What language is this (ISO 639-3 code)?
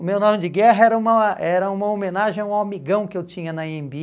por